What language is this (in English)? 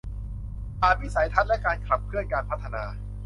Thai